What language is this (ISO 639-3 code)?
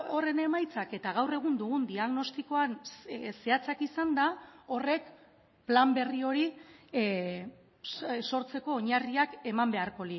eus